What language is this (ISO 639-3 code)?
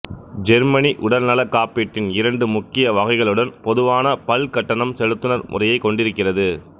tam